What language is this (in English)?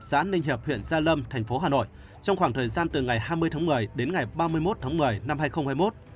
Vietnamese